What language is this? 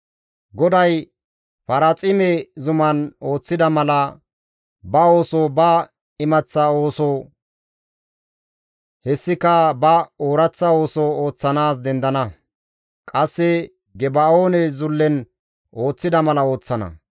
Gamo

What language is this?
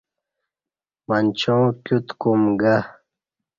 Kati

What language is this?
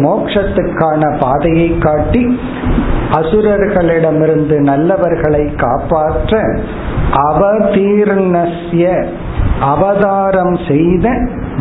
Tamil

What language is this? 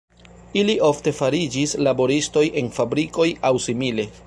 Esperanto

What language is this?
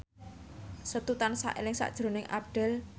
Javanese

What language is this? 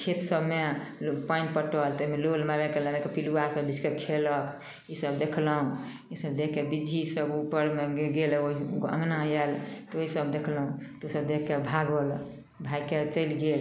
Maithili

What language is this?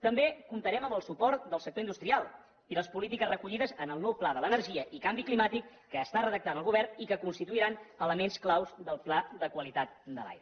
Catalan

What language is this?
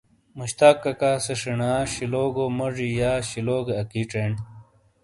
Shina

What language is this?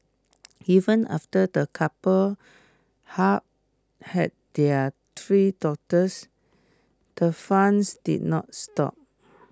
English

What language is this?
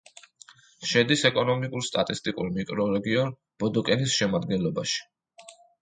Georgian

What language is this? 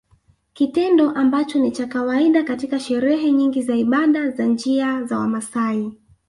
Swahili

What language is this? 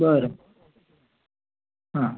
Marathi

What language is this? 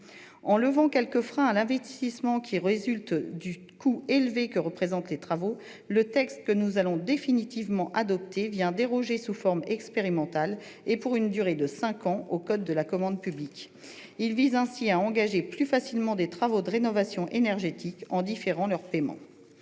French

